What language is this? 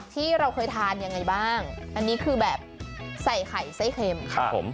Thai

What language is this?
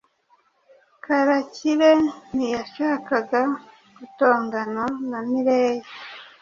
Kinyarwanda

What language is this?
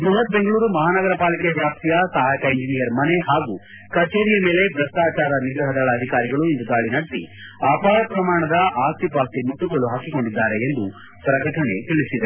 Kannada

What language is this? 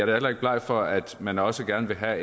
Danish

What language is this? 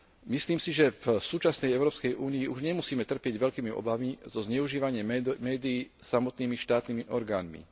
Slovak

